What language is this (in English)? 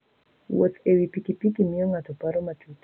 Luo (Kenya and Tanzania)